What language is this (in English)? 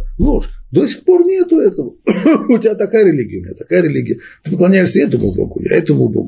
Russian